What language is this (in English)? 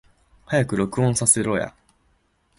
Japanese